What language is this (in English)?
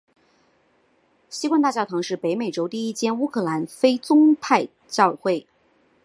Chinese